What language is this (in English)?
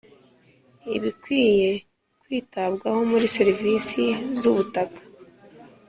Kinyarwanda